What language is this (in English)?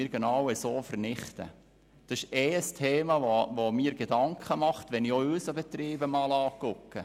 Swiss German